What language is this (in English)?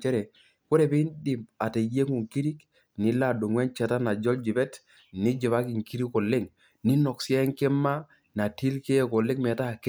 Masai